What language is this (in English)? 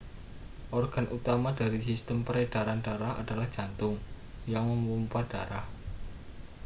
Indonesian